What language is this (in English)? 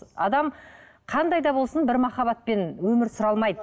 Kazakh